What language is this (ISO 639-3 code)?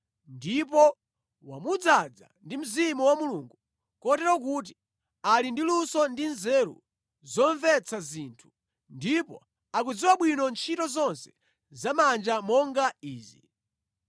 nya